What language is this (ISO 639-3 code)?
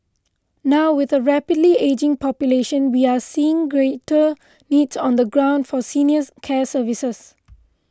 eng